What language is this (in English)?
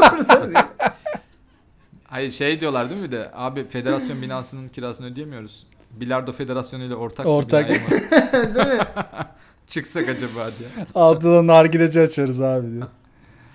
Turkish